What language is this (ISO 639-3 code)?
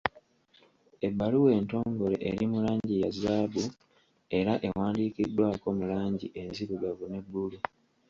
lug